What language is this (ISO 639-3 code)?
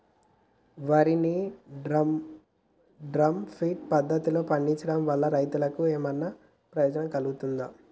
tel